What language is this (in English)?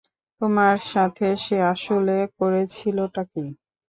Bangla